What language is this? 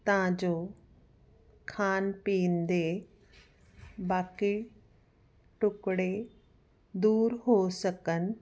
Punjabi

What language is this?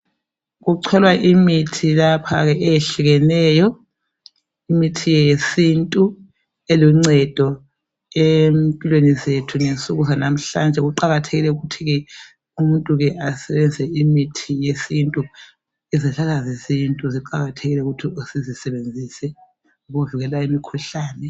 North Ndebele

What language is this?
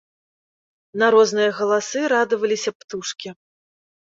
Belarusian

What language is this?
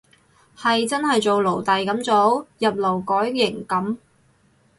Cantonese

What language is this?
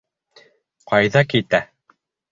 Bashkir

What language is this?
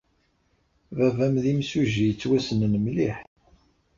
Kabyle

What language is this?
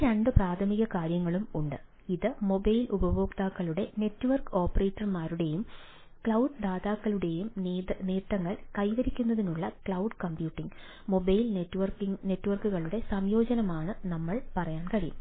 Malayalam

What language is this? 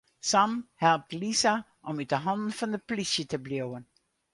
Western Frisian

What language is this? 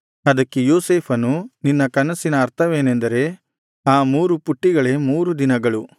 Kannada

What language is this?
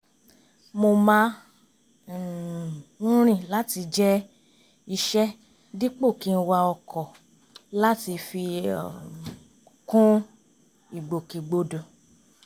Yoruba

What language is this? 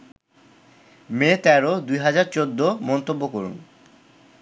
Bangla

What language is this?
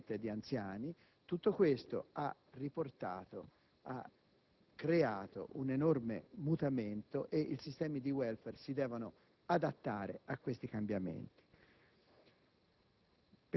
Italian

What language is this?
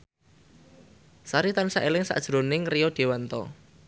Javanese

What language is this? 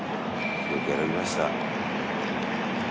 Japanese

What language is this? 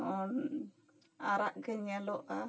Santali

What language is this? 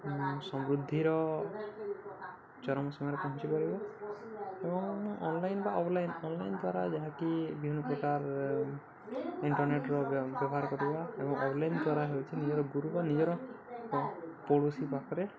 Odia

